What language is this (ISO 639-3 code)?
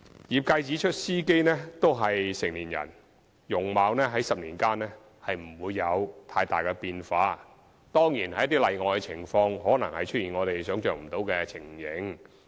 yue